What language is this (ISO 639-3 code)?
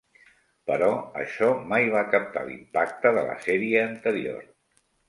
cat